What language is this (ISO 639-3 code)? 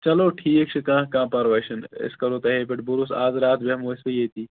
kas